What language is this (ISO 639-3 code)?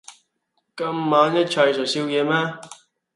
yue